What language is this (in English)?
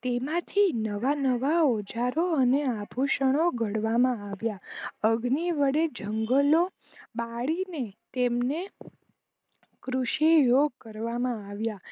Gujarati